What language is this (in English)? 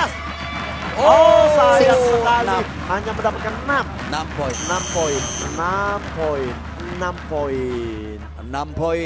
Indonesian